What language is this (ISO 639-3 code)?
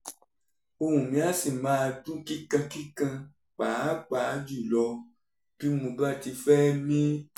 yor